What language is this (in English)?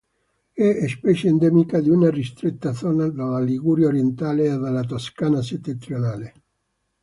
Italian